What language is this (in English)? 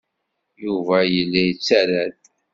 Kabyle